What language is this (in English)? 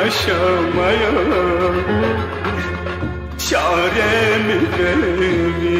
Turkish